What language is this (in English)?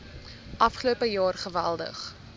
Afrikaans